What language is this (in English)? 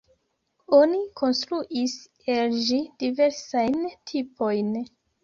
Esperanto